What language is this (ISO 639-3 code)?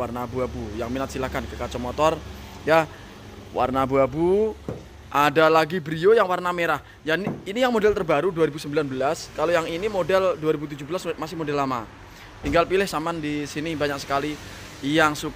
ind